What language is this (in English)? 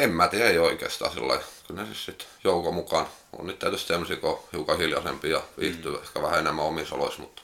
Finnish